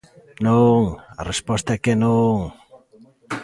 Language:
Galician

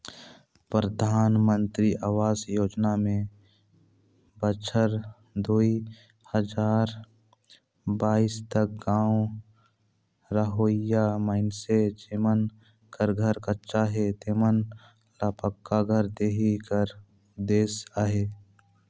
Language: Chhattisgarhi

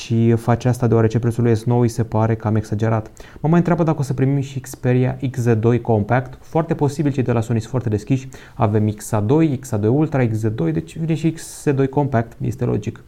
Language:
Romanian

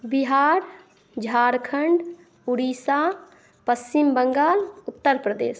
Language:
Maithili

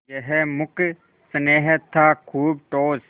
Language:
Hindi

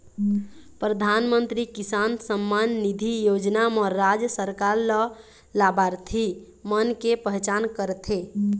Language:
Chhattisgarhi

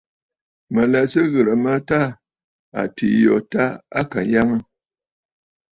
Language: Bafut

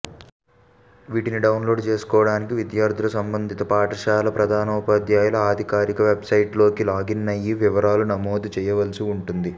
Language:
Telugu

